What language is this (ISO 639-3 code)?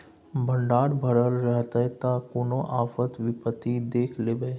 mai